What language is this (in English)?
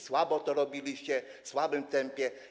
Polish